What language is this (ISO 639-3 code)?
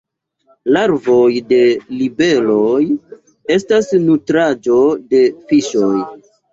epo